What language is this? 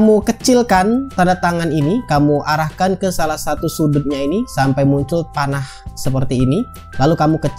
Indonesian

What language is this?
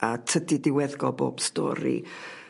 Welsh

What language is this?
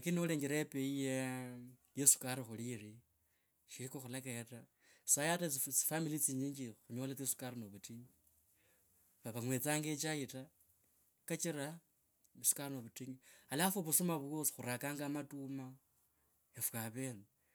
Kabras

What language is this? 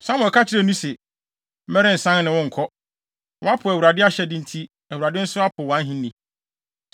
Akan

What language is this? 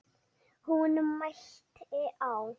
Icelandic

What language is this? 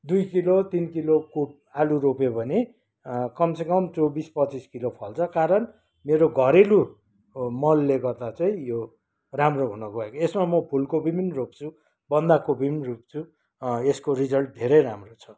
Nepali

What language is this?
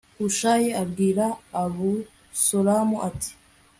Kinyarwanda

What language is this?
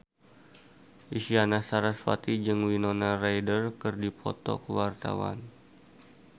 Sundanese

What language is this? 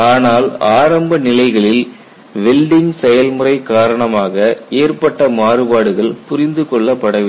Tamil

